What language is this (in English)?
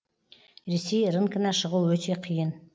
Kazakh